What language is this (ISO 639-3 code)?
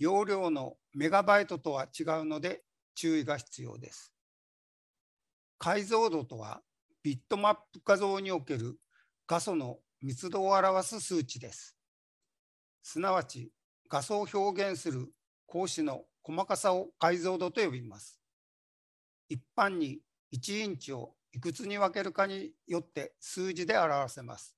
jpn